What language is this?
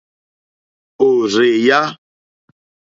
Mokpwe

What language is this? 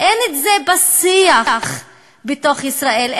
Hebrew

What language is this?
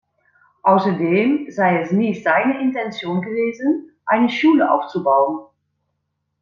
German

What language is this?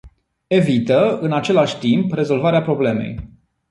Romanian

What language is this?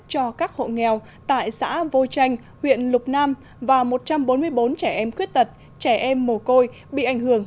Vietnamese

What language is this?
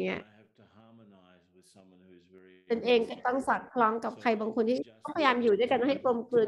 Thai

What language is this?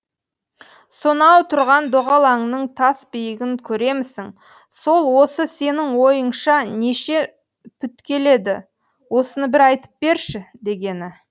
Kazakh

